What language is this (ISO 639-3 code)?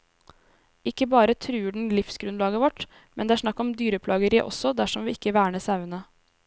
nor